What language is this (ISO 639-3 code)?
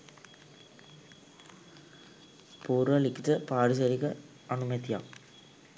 sin